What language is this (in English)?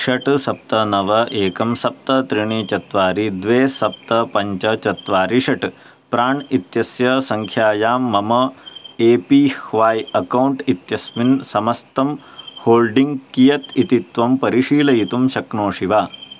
Sanskrit